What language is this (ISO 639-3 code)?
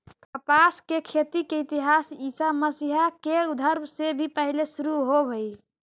mag